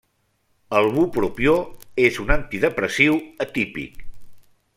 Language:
Catalan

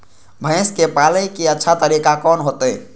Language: Maithili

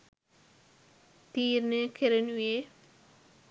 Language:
Sinhala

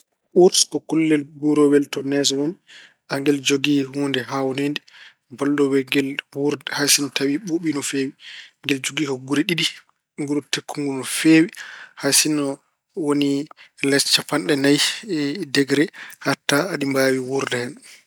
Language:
Fula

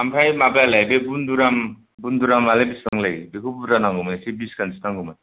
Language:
Bodo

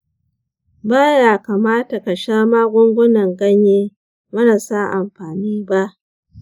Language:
Hausa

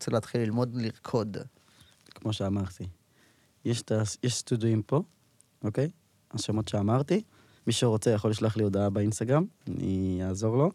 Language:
Hebrew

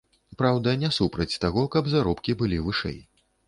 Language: Belarusian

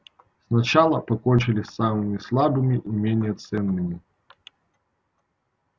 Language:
Russian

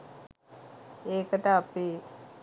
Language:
Sinhala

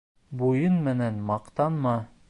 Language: Bashkir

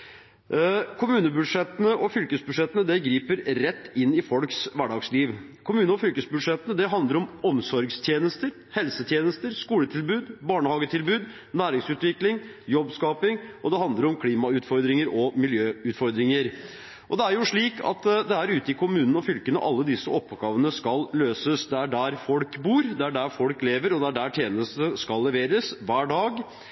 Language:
Norwegian Bokmål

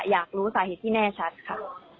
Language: Thai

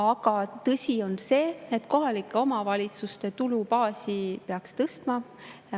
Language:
Estonian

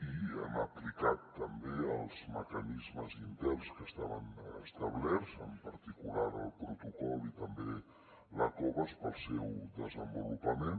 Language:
Catalan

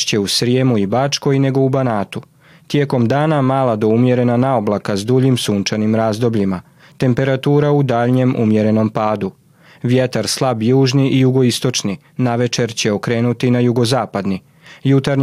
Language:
Croatian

